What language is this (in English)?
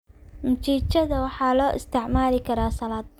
Somali